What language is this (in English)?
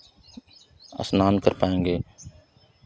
Hindi